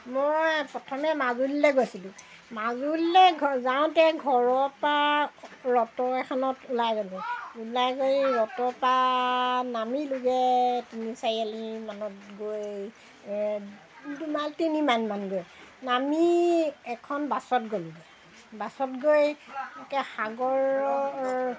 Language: Assamese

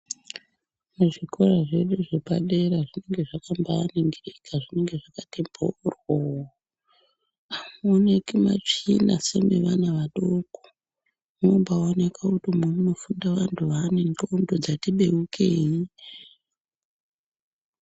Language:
Ndau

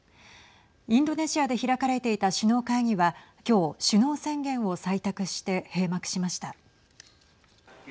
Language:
Japanese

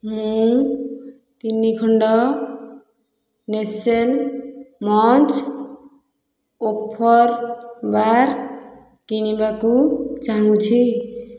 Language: Odia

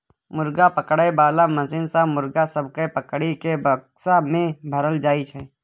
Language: Maithili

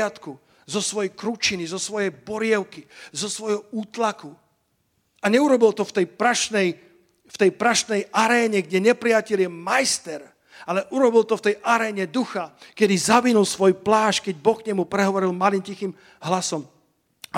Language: Slovak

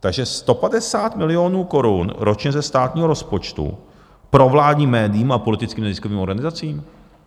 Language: Czech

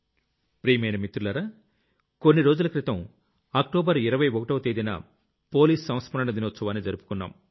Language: Telugu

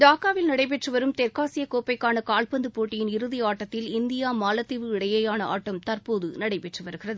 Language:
Tamil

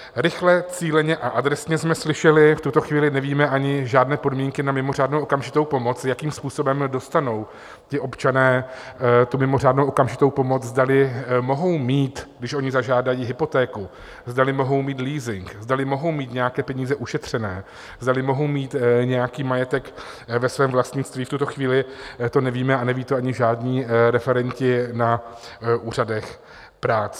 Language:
Czech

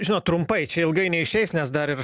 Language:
Lithuanian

